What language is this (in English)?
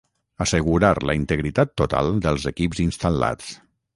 Catalan